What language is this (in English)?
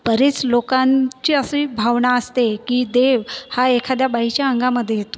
Marathi